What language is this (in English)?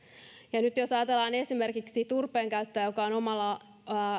Finnish